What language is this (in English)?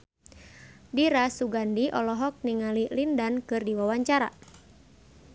Sundanese